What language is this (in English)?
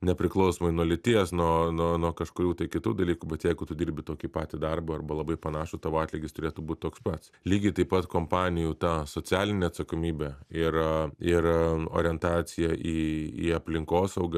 Lithuanian